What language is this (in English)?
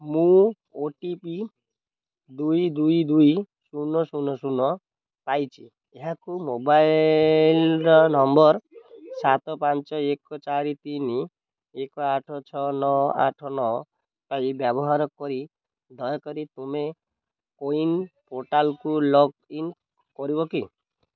Odia